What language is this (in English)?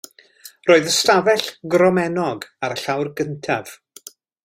Welsh